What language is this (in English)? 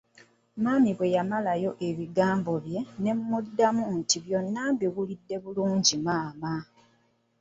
Ganda